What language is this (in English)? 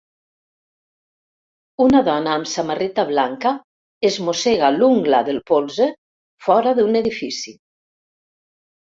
Catalan